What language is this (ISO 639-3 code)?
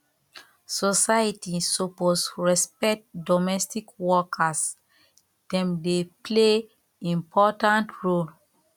pcm